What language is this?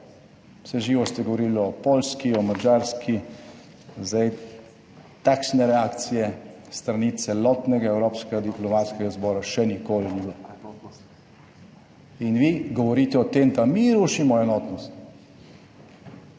Slovenian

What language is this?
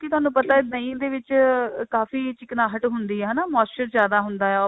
Punjabi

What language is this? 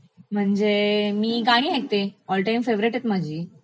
Marathi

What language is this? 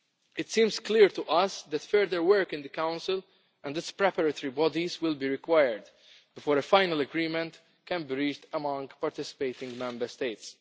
English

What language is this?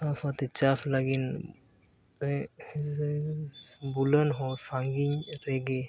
Santali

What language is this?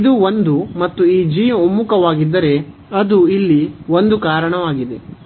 Kannada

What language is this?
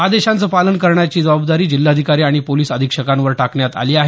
Marathi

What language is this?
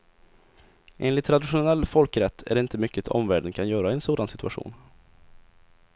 Swedish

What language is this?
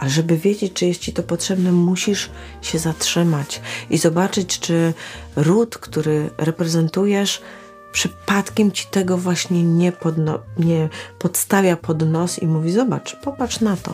Polish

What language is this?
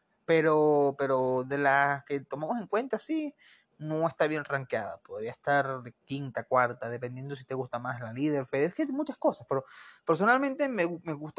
Spanish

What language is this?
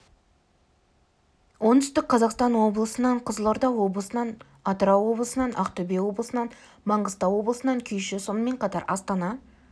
Kazakh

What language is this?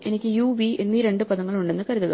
Malayalam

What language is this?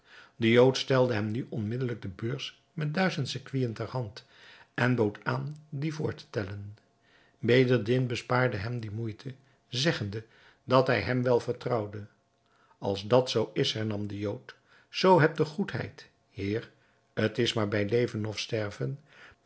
Dutch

